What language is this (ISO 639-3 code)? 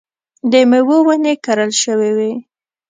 pus